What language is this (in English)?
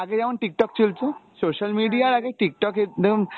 Bangla